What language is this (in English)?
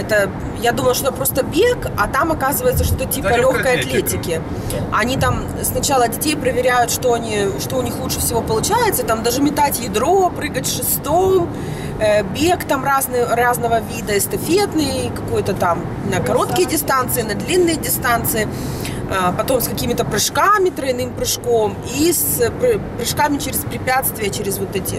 Russian